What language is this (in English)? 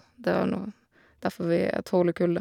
Norwegian